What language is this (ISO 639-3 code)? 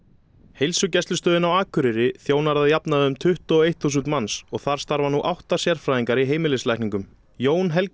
isl